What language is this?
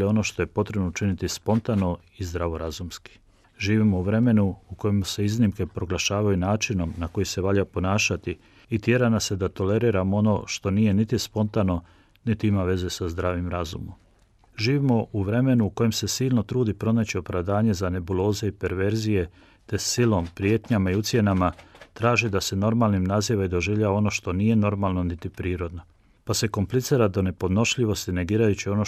Croatian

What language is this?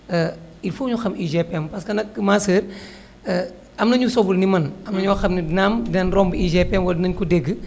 Wolof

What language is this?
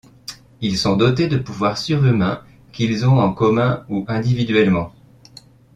French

